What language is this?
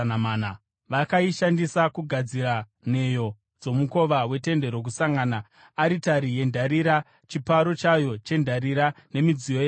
Shona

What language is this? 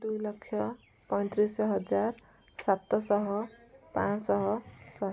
Odia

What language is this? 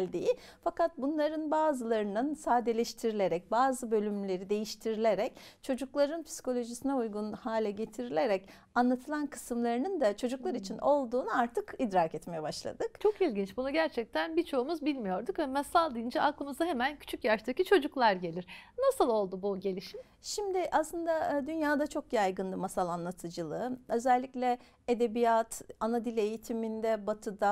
Turkish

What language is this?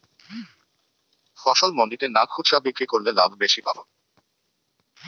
Bangla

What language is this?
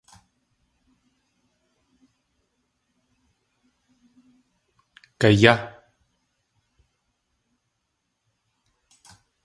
Tlingit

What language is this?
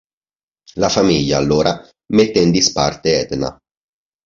Italian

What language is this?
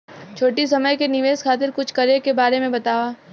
Bhojpuri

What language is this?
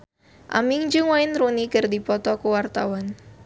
Sundanese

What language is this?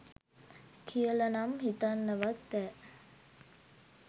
Sinhala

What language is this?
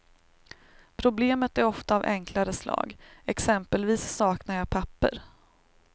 Swedish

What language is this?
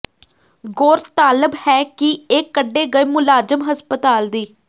Punjabi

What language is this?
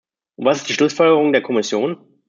German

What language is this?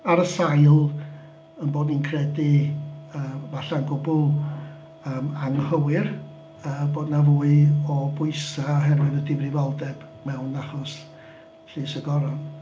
Welsh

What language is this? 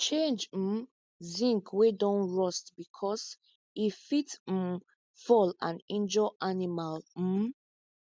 Nigerian Pidgin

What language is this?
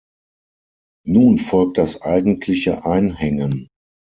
German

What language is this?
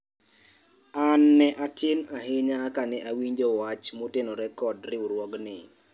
Luo (Kenya and Tanzania)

